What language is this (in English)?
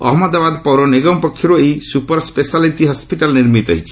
Odia